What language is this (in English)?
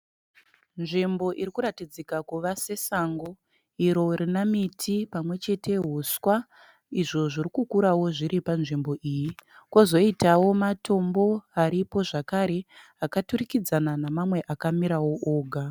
Shona